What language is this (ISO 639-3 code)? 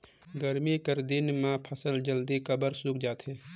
hne